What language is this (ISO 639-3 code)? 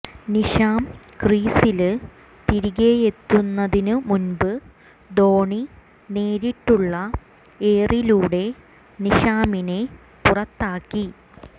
mal